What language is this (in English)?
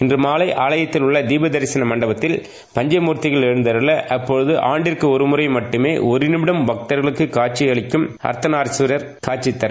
Tamil